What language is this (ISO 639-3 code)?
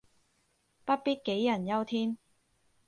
yue